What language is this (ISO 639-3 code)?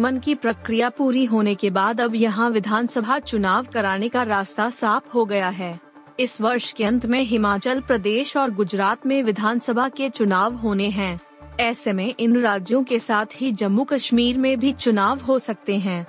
hin